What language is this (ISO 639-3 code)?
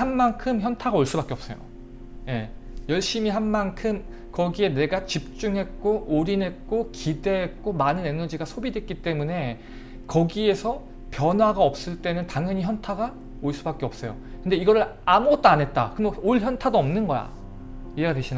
kor